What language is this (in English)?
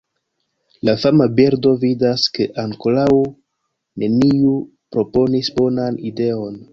Esperanto